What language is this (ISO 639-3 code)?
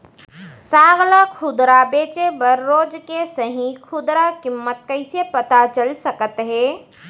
hne